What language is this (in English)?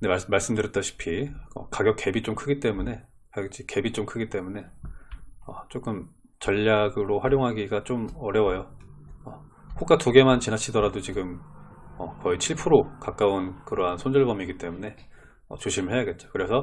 Korean